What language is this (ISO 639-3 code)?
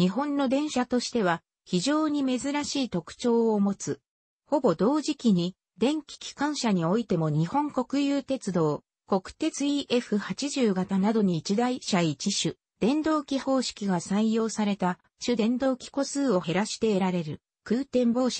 jpn